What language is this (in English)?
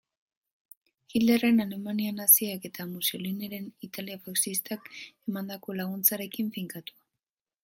Basque